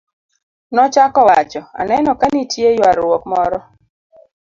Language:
Luo (Kenya and Tanzania)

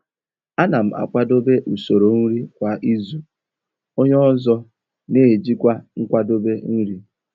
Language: Igbo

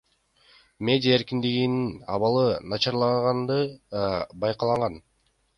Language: Kyrgyz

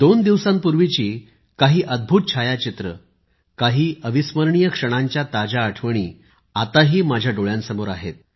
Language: Marathi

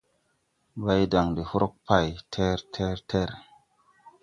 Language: Tupuri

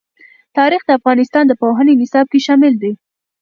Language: Pashto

